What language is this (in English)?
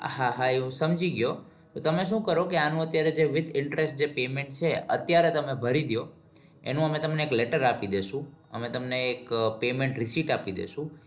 Gujarati